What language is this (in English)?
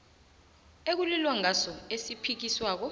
South Ndebele